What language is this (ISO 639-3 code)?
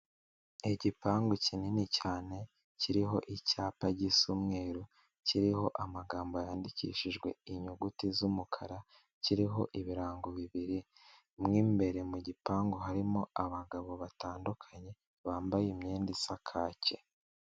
kin